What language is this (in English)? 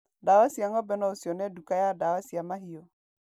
Kikuyu